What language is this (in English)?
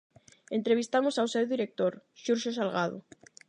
Galician